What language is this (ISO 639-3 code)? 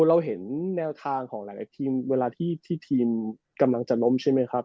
tha